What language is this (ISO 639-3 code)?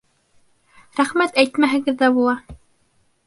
bak